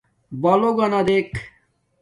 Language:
Domaaki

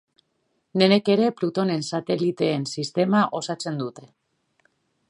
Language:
Basque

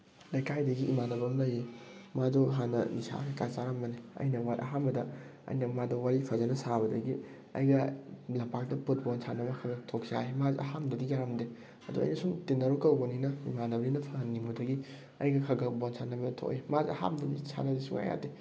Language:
Manipuri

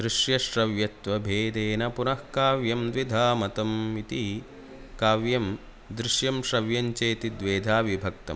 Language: Sanskrit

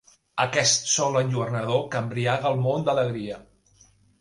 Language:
Catalan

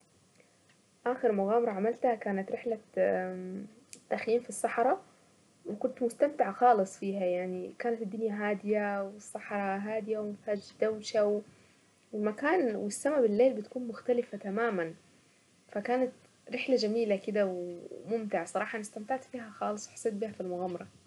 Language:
Saidi Arabic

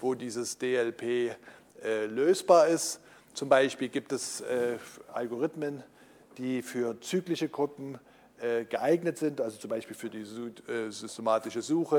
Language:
German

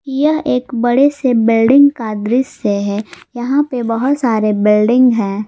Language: Hindi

